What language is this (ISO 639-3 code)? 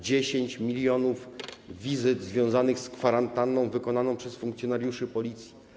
pol